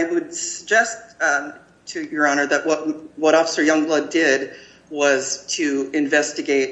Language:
English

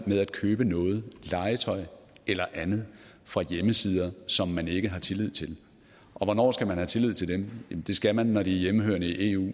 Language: Danish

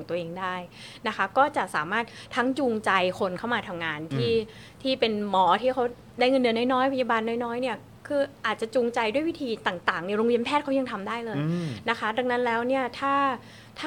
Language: Thai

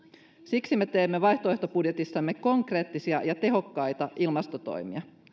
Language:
Finnish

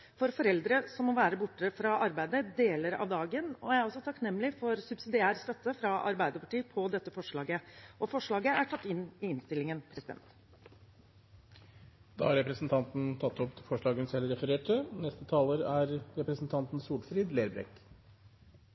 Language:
Norwegian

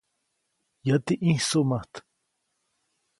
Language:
Copainalá Zoque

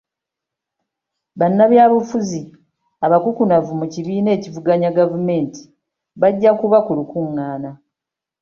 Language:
Ganda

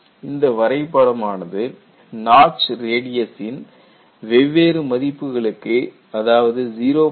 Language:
Tamil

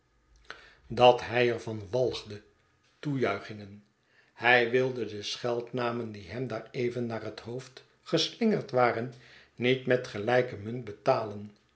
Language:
Dutch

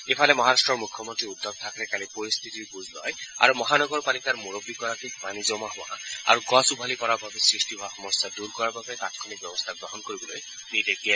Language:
Assamese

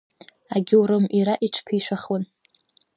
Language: Abkhazian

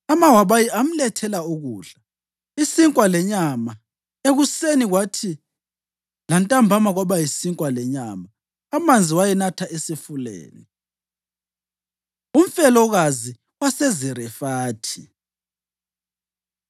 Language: North Ndebele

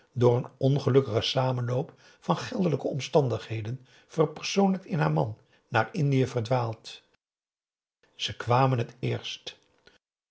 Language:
Dutch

